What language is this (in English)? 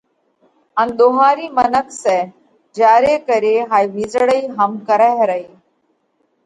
Parkari Koli